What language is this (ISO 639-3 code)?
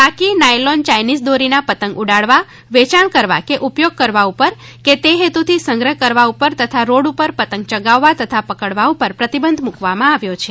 guj